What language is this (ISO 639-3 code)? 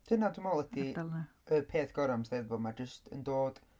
cym